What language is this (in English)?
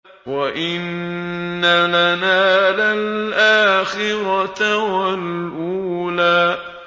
Arabic